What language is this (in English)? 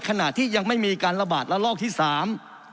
Thai